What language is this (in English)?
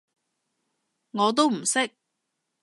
Cantonese